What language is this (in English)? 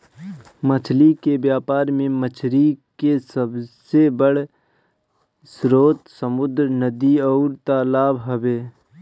Bhojpuri